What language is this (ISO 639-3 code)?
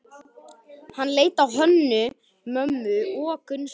isl